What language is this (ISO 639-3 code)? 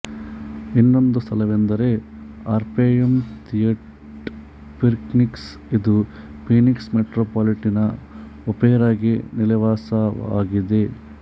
kan